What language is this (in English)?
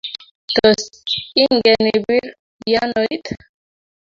Kalenjin